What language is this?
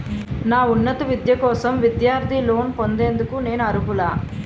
Telugu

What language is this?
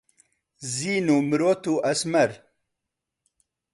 Central Kurdish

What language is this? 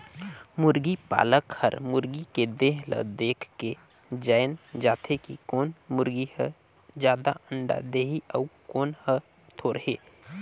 Chhattisgarhi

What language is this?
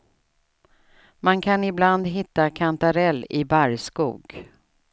Swedish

